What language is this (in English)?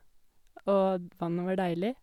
Norwegian